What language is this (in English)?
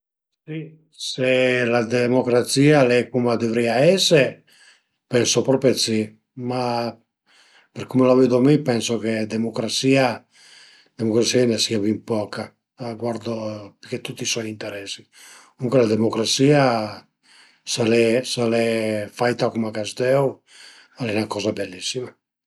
Piedmontese